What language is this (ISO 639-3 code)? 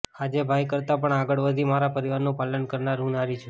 guj